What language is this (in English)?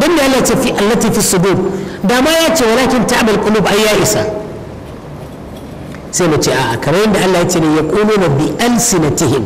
Arabic